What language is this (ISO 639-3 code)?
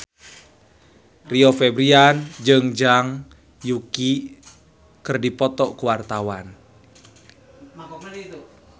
sun